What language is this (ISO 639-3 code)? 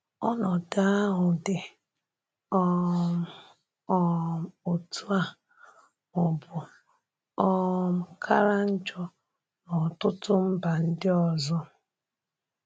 ibo